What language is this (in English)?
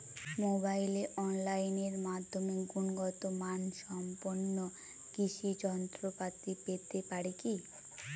Bangla